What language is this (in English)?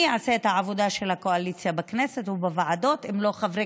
Hebrew